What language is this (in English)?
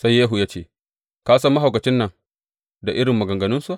Hausa